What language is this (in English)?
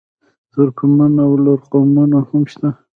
Pashto